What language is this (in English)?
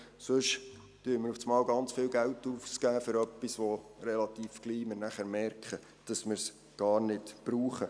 Swiss German